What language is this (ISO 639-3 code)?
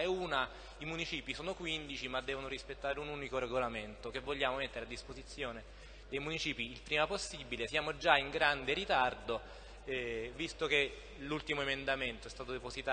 ita